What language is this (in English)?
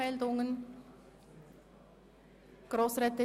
Swiss German